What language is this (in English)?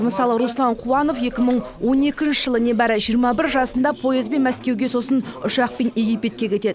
Kazakh